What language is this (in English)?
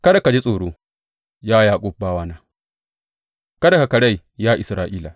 Hausa